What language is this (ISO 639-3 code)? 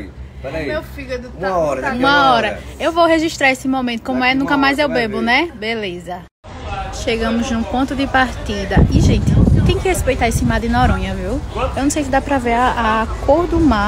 por